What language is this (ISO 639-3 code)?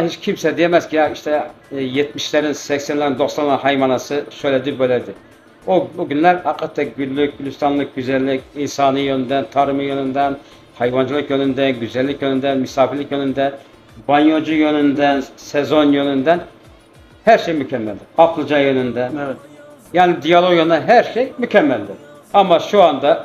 tur